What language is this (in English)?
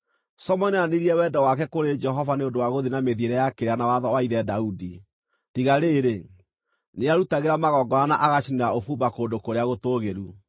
Kikuyu